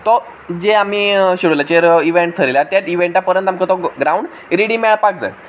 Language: Konkani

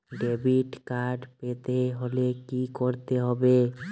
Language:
Bangla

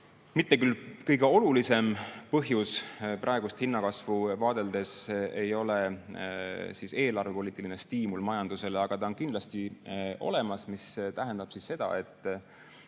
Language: Estonian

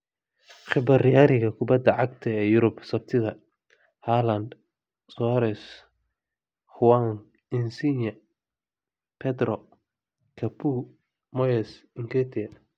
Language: Somali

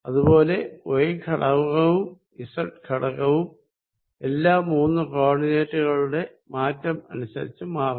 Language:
Malayalam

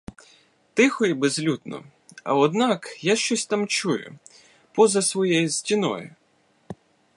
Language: Ukrainian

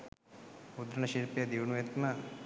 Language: Sinhala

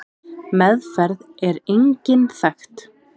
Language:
Icelandic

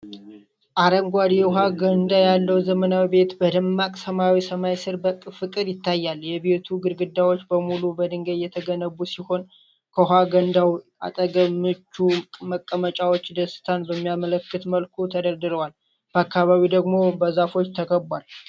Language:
Amharic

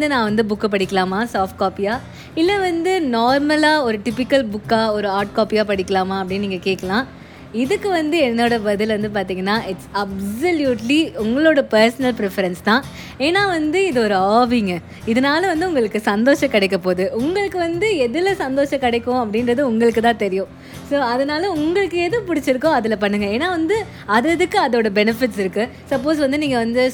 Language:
Tamil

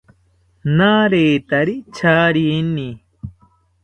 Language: South Ucayali Ashéninka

